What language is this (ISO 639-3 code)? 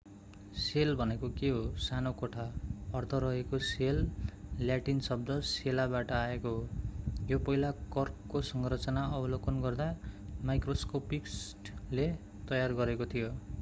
nep